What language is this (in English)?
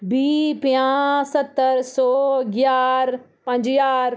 Dogri